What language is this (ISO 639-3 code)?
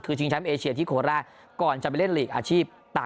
tha